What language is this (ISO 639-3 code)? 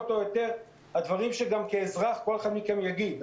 heb